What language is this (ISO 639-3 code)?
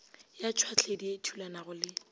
nso